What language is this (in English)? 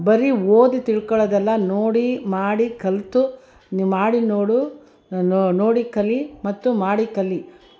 Kannada